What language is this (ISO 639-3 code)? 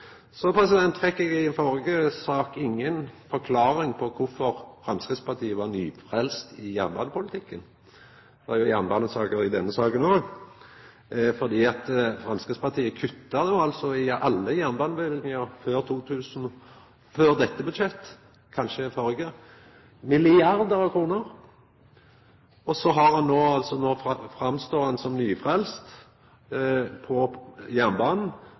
nno